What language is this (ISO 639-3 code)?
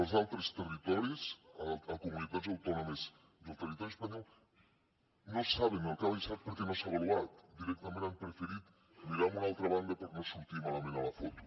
cat